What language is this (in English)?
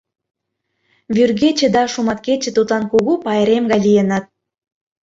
Mari